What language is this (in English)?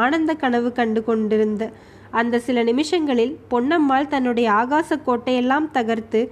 Tamil